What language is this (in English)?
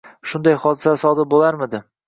Uzbek